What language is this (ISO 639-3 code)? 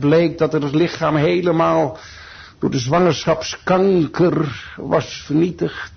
nld